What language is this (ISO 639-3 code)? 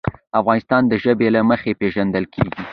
pus